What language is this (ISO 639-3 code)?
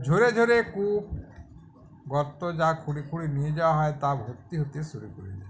ben